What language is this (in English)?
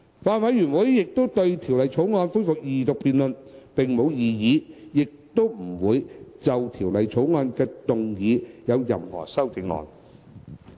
Cantonese